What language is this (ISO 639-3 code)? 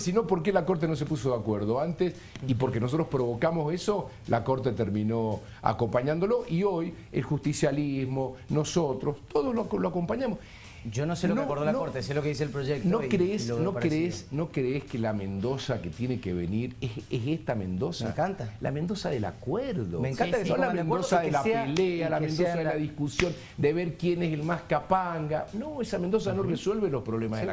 spa